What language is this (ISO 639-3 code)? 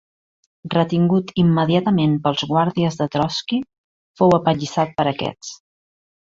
cat